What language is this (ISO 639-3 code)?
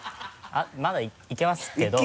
jpn